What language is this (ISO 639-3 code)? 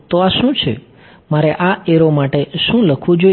guj